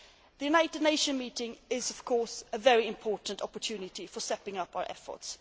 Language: English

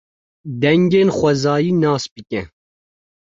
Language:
Kurdish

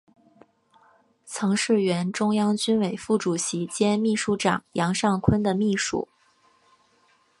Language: Chinese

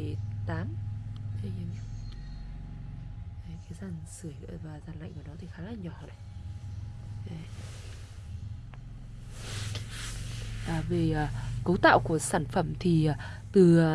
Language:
Vietnamese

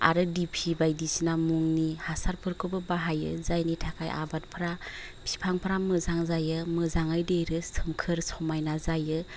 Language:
Bodo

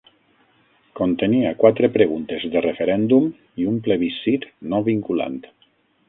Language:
Catalan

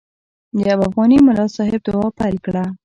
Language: Pashto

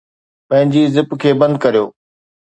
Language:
Sindhi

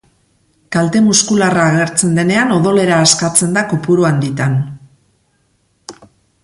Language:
Basque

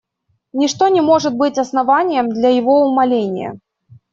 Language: Russian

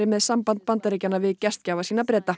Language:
Icelandic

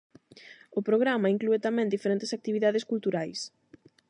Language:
Galician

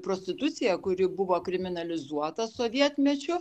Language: Lithuanian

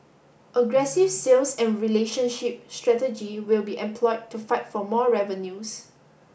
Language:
English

